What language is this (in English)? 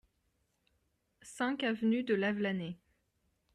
French